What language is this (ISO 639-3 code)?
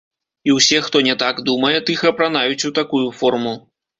bel